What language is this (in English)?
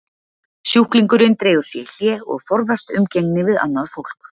Icelandic